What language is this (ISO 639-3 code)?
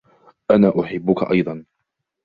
ara